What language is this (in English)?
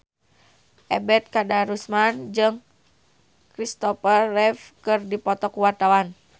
Sundanese